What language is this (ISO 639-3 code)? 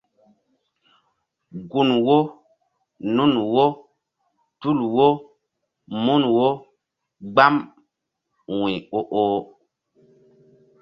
mdd